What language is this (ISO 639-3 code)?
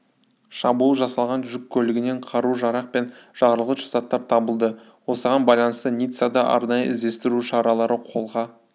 kaz